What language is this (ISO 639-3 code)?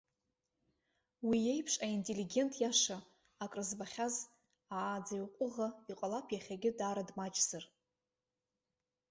abk